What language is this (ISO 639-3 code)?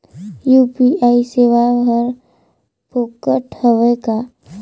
hne